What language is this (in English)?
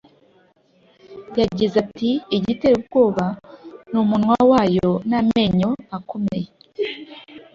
Kinyarwanda